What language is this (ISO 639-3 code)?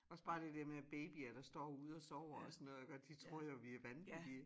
dan